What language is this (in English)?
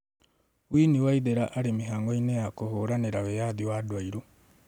Kikuyu